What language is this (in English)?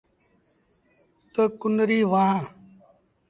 Sindhi Bhil